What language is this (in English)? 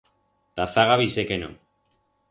Aragonese